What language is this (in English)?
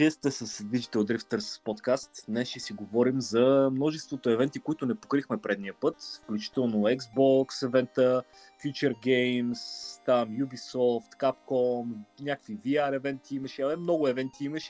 Bulgarian